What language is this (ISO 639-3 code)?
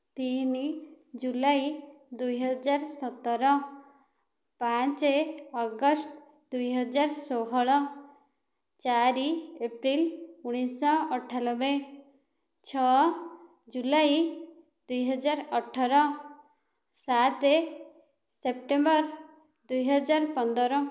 ori